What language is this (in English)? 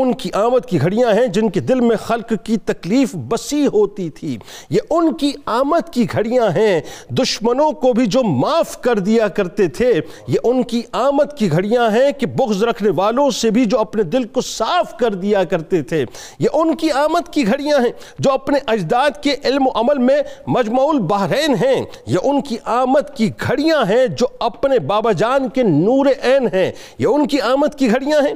Urdu